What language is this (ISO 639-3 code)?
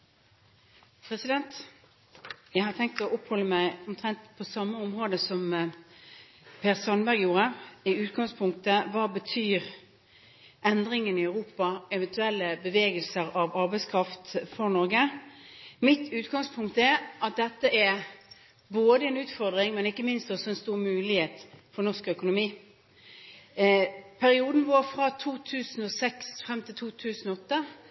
nor